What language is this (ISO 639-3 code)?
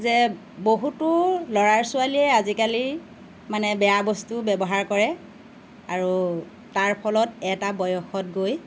asm